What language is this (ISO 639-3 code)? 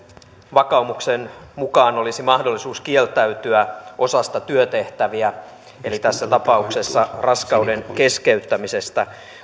fin